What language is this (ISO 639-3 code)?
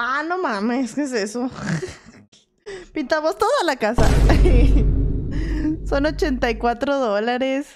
spa